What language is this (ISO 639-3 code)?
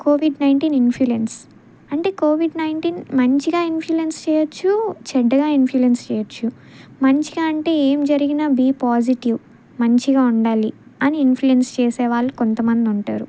tel